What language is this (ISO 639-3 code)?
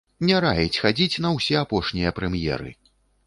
bel